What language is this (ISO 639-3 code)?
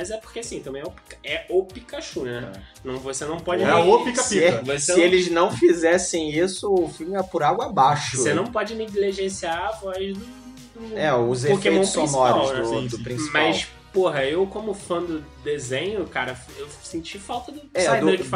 por